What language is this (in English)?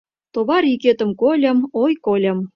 Mari